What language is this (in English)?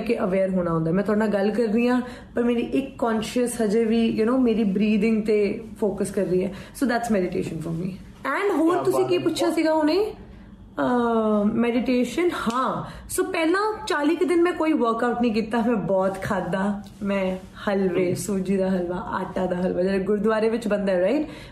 Punjabi